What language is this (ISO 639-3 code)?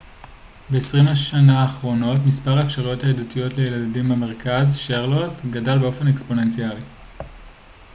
heb